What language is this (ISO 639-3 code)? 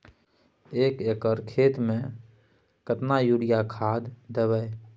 mai